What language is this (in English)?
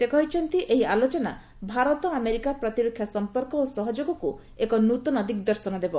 Odia